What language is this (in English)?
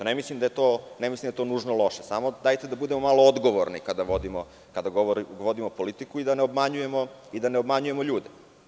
Serbian